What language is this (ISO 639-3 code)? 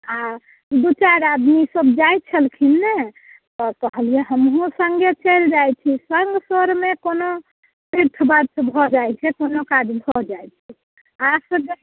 mai